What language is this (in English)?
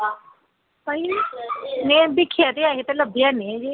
Dogri